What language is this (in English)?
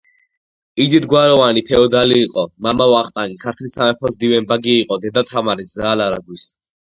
Georgian